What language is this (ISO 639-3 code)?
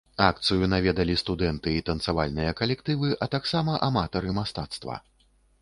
bel